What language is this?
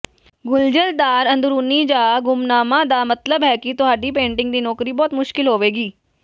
Punjabi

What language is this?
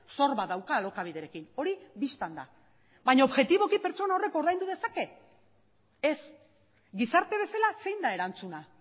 Basque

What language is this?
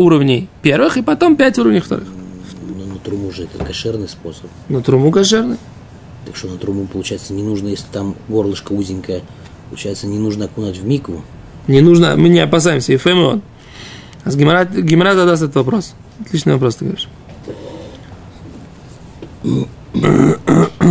Russian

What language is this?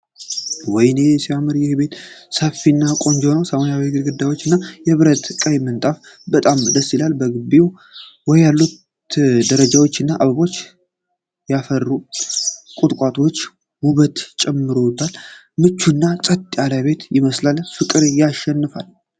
Amharic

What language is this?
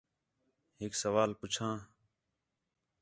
Khetrani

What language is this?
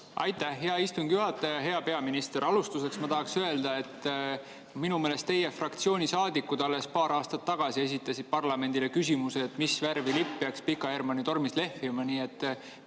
Estonian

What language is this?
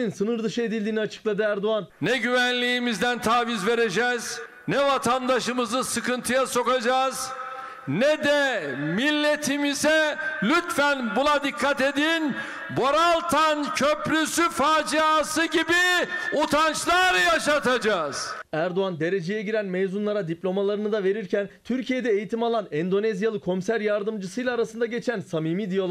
Turkish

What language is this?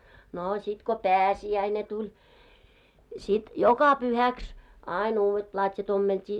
Finnish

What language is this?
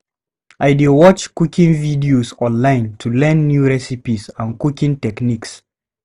Nigerian Pidgin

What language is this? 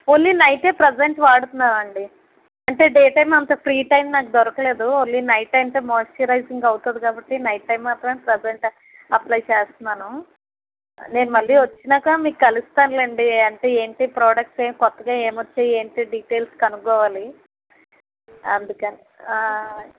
Telugu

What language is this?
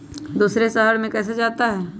Magahi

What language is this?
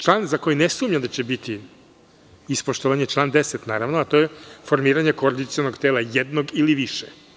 Serbian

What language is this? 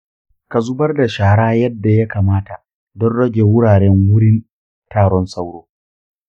Hausa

